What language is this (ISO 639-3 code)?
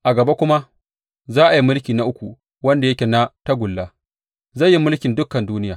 hau